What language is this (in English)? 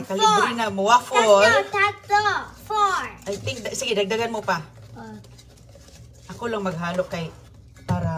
Filipino